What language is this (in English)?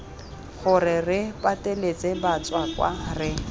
Tswana